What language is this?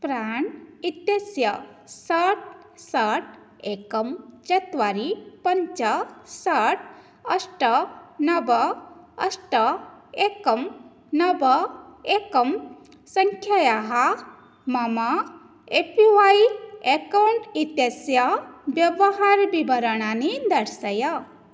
Sanskrit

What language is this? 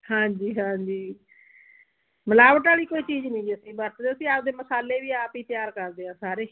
Punjabi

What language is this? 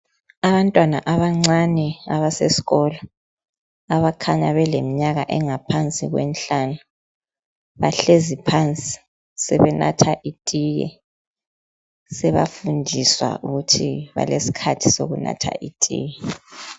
North Ndebele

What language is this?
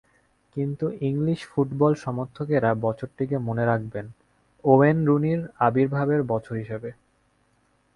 Bangla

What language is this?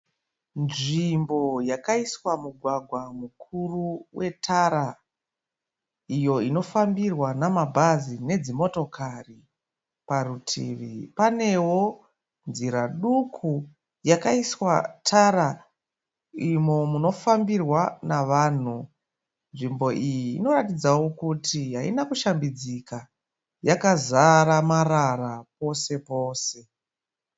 Shona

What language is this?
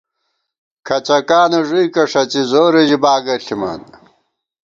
Gawar-Bati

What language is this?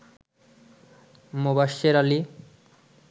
Bangla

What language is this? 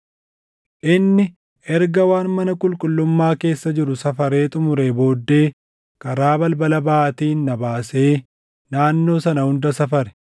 Oromo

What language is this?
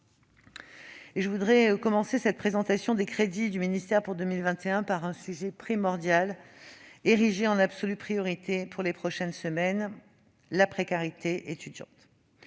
French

